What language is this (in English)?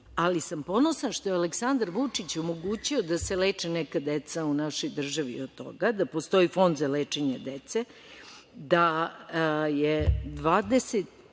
Serbian